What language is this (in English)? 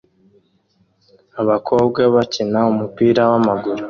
Kinyarwanda